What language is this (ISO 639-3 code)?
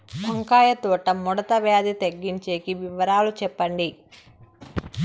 tel